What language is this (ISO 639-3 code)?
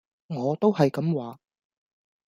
yue